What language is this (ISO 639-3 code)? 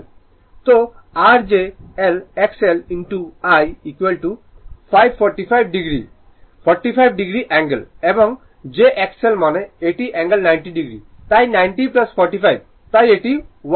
ben